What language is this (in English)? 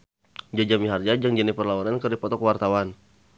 Sundanese